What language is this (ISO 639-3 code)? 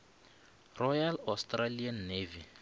nso